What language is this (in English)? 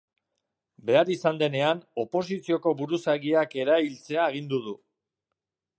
Basque